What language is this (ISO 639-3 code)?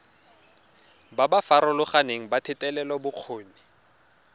tsn